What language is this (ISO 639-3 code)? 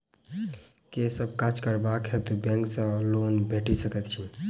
mai